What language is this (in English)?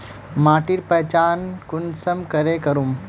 Magahi